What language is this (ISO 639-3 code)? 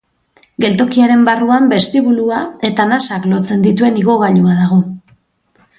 eus